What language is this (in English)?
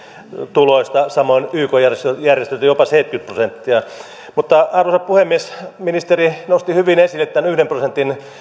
Finnish